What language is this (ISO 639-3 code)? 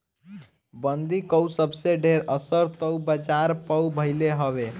bho